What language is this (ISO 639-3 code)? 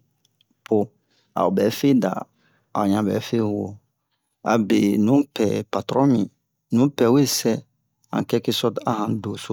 bmq